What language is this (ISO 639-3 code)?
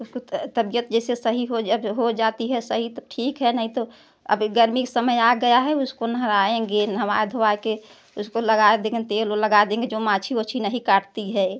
hin